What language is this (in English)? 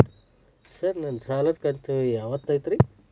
Kannada